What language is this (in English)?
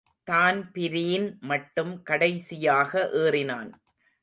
Tamil